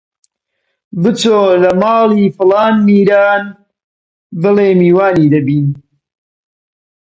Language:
Central Kurdish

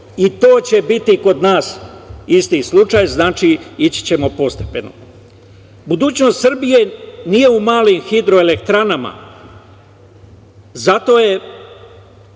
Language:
Serbian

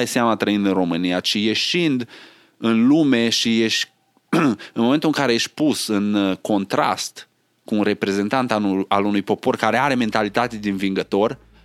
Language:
Romanian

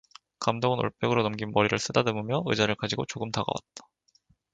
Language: Korean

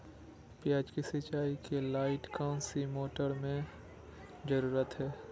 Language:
Magahi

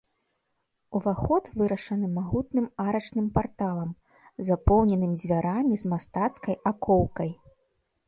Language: Belarusian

